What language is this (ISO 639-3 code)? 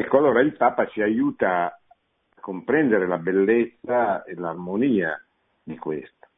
ita